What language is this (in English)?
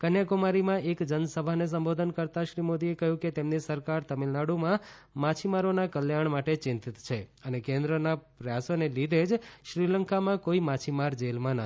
Gujarati